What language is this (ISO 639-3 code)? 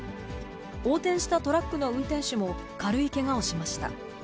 jpn